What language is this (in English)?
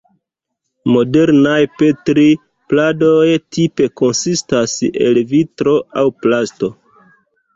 Esperanto